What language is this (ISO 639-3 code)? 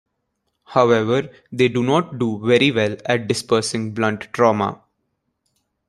eng